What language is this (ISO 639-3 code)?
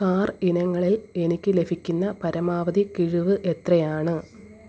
mal